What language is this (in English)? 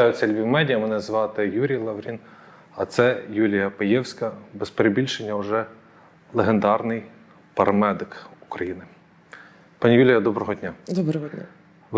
Ukrainian